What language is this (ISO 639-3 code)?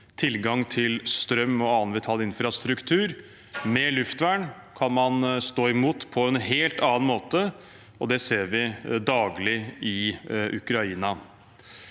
nor